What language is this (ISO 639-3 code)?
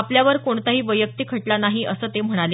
mar